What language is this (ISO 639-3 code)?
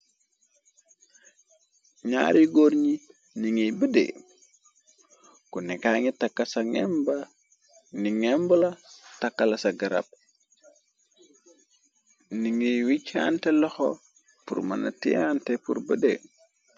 wol